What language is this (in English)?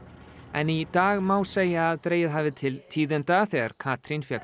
Icelandic